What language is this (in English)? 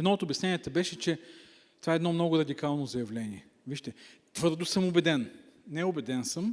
Bulgarian